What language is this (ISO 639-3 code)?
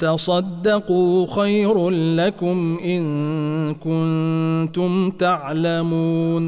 ara